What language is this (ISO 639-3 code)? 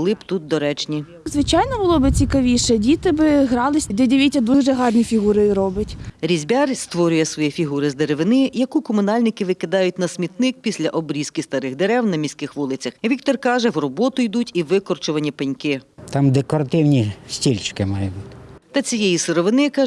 ukr